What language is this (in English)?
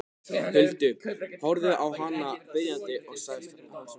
Icelandic